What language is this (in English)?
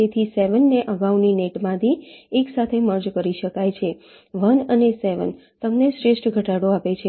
Gujarati